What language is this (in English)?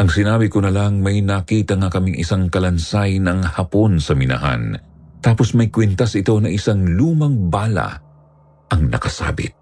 Filipino